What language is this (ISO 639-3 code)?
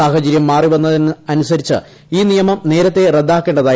mal